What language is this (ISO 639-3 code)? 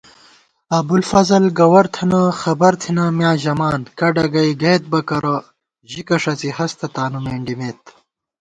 gwt